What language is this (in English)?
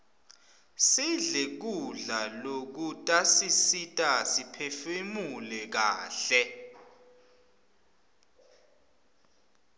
Swati